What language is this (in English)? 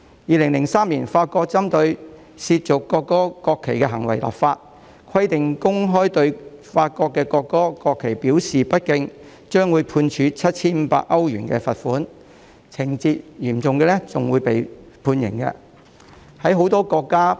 Cantonese